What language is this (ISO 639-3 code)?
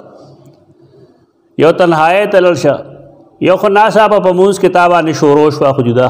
ara